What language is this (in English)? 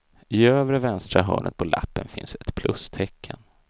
Swedish